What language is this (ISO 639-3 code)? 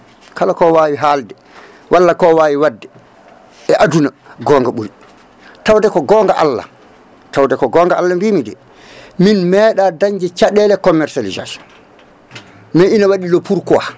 ful